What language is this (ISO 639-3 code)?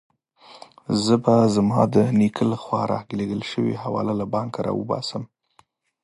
pus